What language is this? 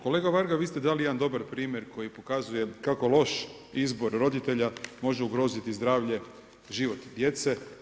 Croatian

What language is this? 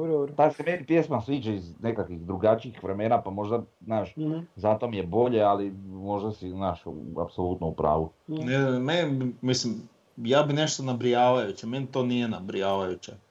Croatian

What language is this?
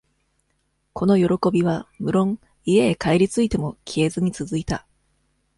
Japanese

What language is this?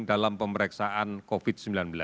Indonesian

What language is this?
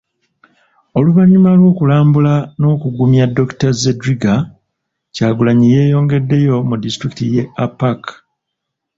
Ganda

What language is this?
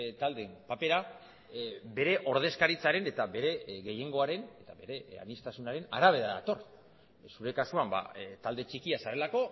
Basque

